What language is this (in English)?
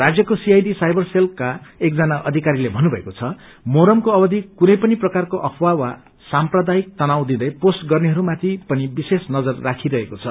Nepali